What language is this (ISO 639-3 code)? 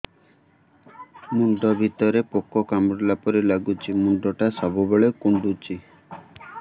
ori